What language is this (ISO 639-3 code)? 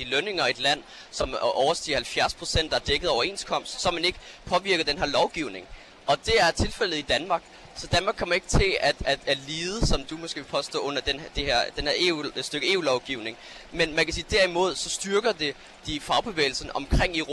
dan